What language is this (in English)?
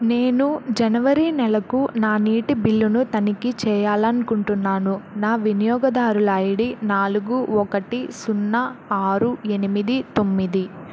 Telugu